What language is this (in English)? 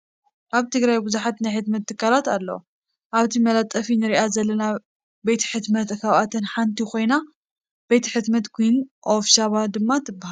Tigrinya